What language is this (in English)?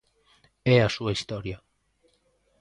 Galician